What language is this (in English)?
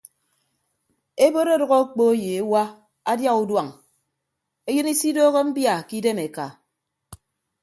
Ibibio